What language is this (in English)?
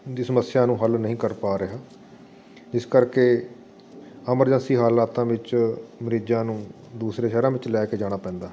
Punjabi